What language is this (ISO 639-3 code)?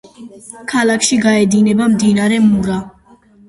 kat